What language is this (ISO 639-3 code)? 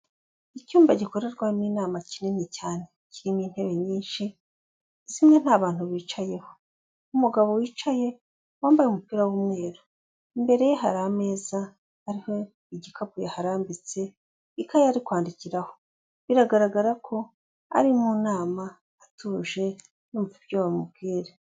kin